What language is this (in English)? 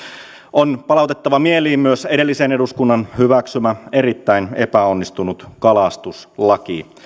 Finnish